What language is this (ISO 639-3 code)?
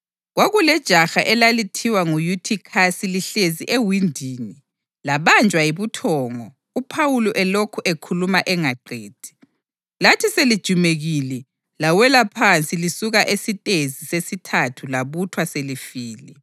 nde